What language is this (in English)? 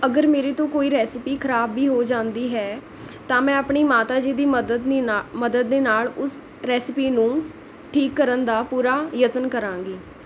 Punjabi